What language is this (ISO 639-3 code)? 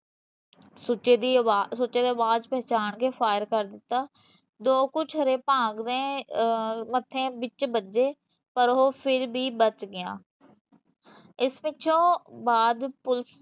pan